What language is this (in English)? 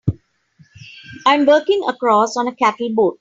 English